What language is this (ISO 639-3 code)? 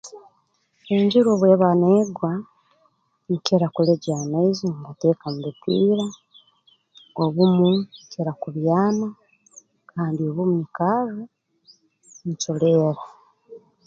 ttj